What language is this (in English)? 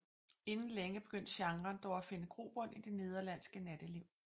Danish